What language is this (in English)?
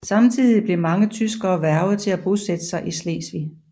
Danish